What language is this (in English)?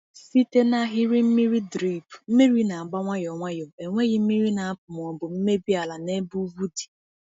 Igbo